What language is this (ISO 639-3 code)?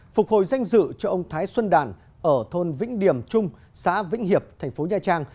vie